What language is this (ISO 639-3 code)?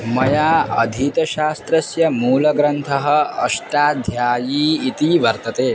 san